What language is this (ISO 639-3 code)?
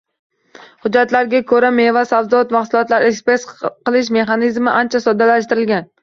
uzb